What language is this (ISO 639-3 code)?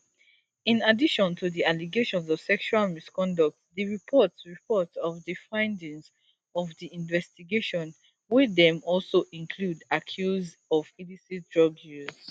pcm